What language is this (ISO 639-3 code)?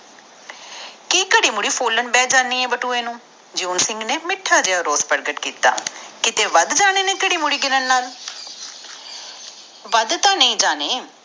pan